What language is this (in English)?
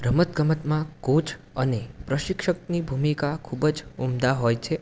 Gujarati